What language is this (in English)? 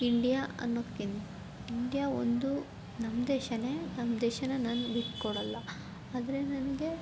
Kannada